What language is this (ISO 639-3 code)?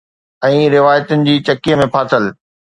snd